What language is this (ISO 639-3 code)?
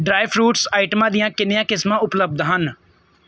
pan